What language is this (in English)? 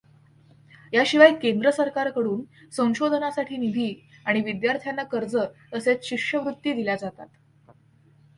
Marathi